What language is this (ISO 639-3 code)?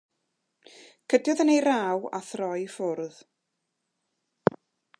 cym